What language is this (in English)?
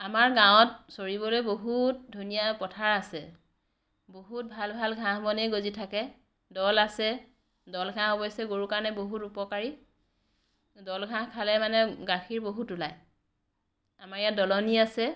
Assamese